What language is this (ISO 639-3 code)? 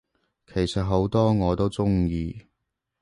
yue